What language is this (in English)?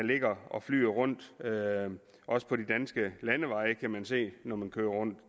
Danish